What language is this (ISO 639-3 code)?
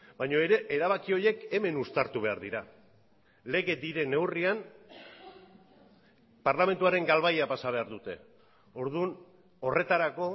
eus